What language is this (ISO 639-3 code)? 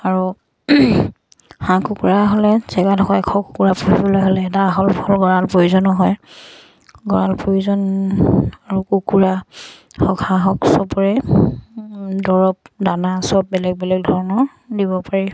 asm